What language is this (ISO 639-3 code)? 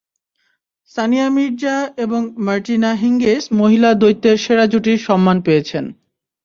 ben